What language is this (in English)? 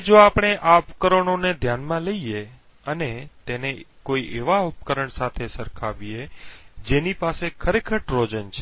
Gujarati